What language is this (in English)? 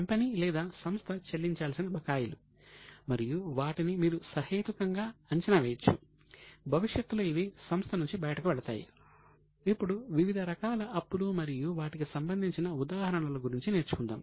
Telugu